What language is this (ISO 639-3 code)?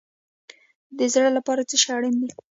pus